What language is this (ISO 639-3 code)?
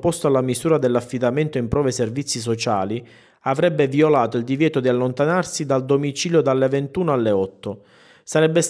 ita